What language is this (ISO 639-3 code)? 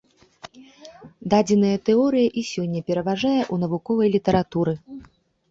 bel